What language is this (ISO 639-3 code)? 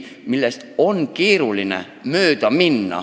est